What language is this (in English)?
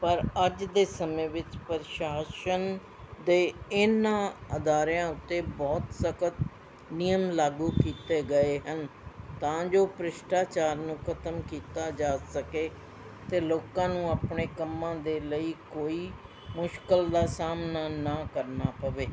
Punjabi